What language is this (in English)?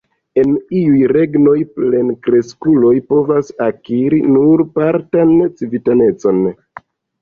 Esperanto